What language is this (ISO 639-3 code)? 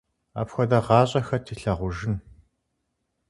kbd